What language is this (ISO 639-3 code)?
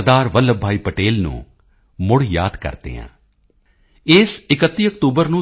pan